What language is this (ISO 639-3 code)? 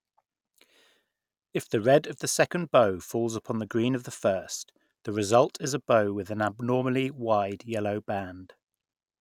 eng